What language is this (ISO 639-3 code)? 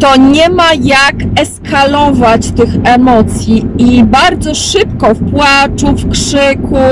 pol